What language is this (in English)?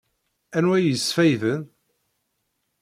Kabyle